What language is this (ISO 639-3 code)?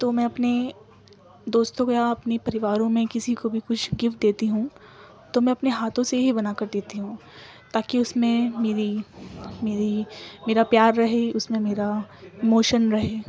urd